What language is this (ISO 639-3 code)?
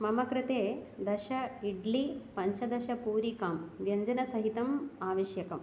san